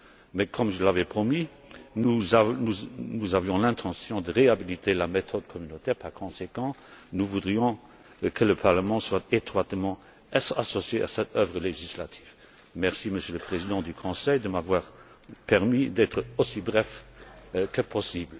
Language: French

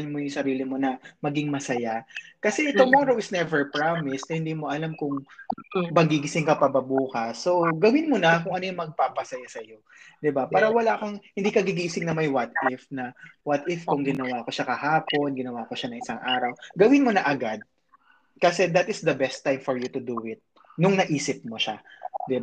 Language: Filipino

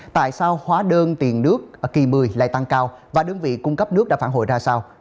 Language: Vietnamese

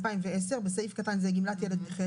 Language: Hebrew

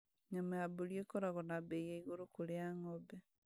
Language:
Kikuyu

